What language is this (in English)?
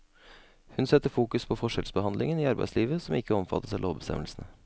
Norwegian